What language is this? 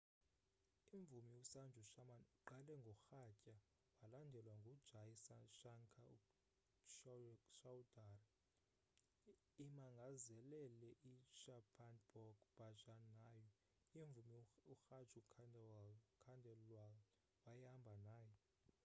Xhosa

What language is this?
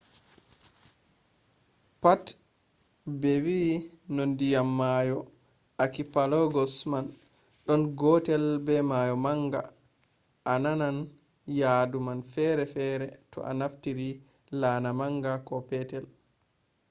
Fula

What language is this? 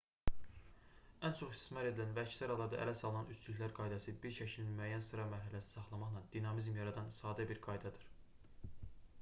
Azerbaijani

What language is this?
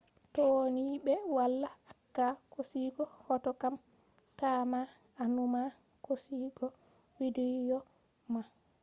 Fula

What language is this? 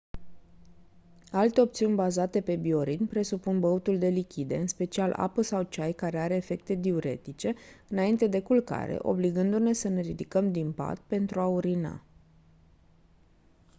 Romanian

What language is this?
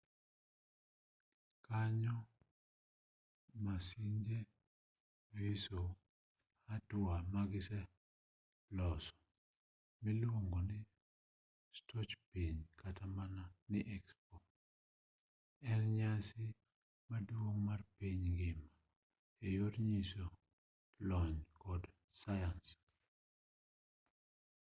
Luo (Kenya and Tanzania)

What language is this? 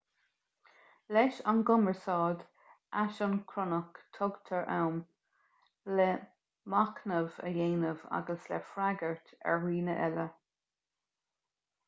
Irish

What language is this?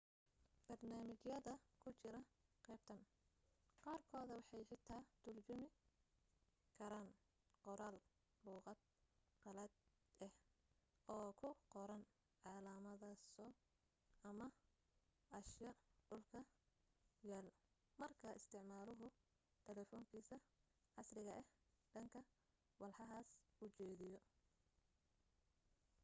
Somali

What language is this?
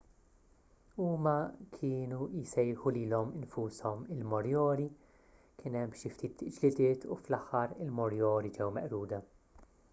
Maltese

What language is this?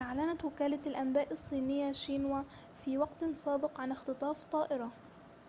Arabic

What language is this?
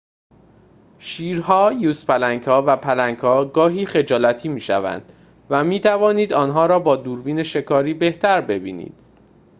Persian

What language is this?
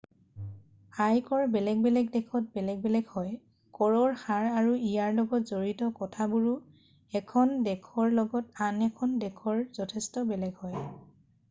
Assamese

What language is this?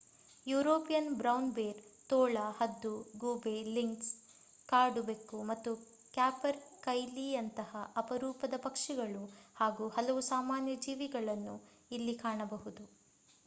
Kannada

